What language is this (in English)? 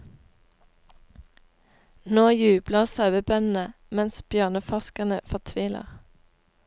Norwegian